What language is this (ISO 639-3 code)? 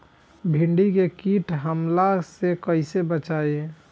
bho